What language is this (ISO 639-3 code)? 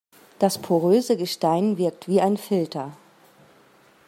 deu